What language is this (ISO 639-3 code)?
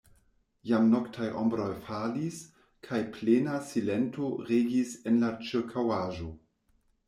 epo